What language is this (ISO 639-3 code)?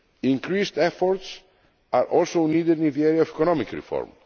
eng